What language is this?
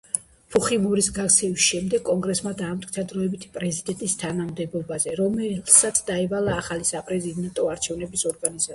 Georgian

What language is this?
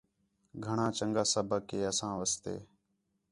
Khetrani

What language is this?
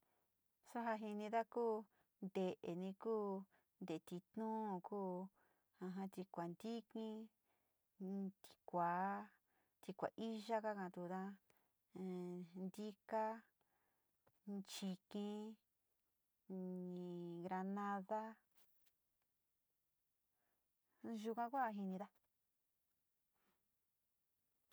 Sinicahua Mixtec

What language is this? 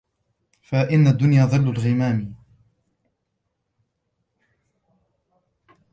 Arabic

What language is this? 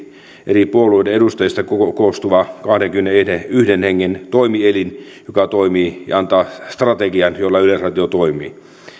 Finnish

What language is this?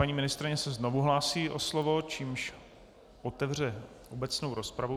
Czech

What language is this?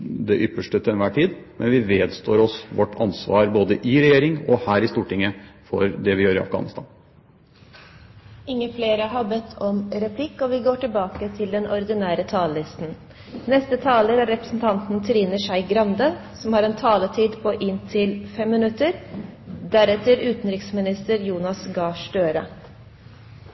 Norwegian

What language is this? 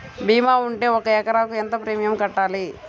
Telugu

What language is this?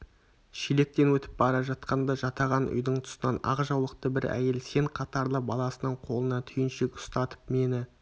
Kazakh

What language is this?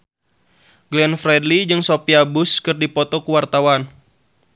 Sundanese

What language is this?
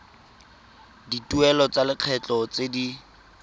Tswana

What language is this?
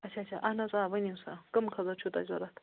Kashmiri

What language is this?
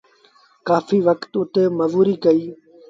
Sindhi Bhil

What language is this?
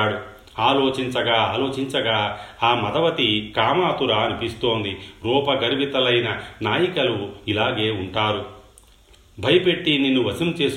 Telugu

